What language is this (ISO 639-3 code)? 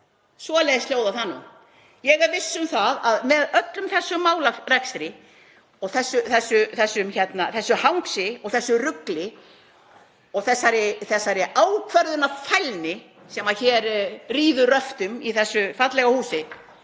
isl